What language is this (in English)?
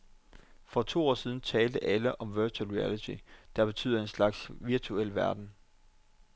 Danish